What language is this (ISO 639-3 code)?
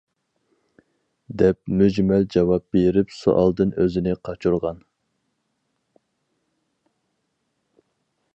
uig